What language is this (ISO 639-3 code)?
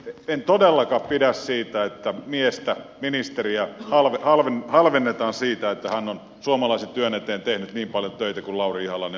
fin